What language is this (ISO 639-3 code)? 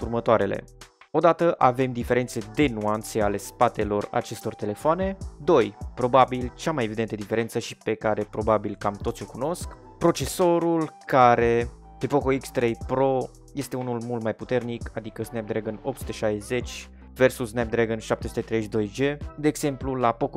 ron